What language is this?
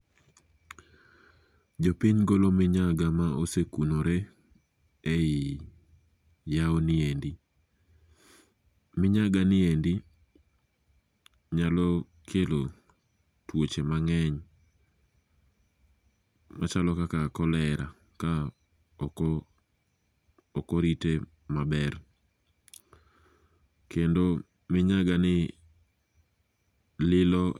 Luo (Kenya and Tanzania)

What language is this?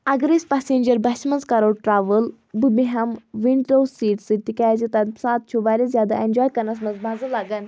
Kashmiri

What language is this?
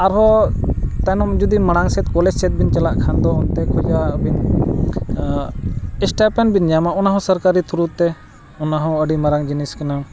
Santali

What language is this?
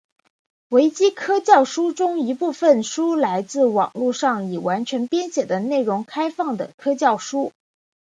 Chinese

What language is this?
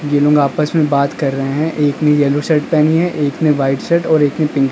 Hindi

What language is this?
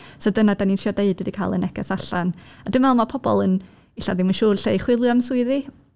Welsh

